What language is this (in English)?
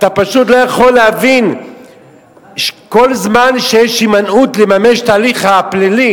Hebrew